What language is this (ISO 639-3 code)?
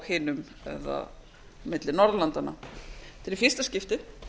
isl